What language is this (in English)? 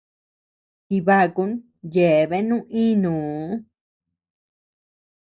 Tepeuxila Cuicatec